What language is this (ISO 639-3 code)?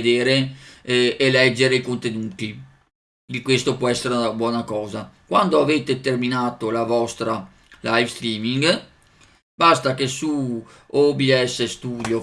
ita